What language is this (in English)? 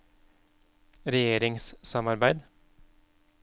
Norwegian